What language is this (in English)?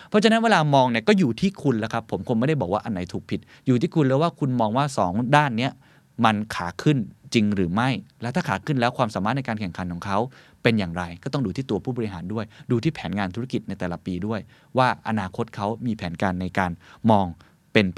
Thai